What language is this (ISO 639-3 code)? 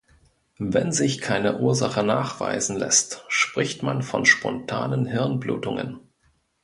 deu